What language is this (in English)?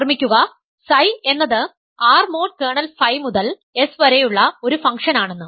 Malayalam